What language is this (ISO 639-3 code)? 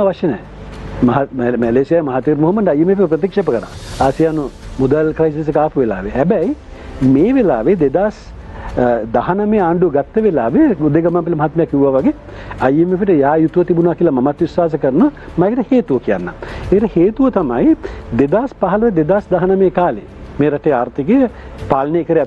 ind